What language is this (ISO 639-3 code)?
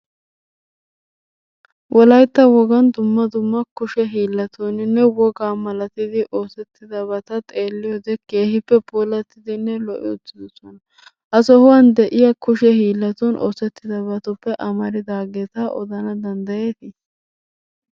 wal